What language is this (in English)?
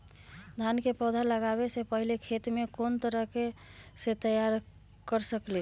Magahi